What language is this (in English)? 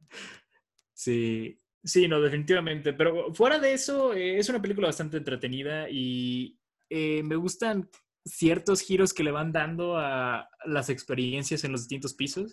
Spanish